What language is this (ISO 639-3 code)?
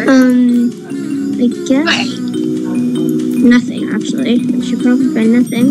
eng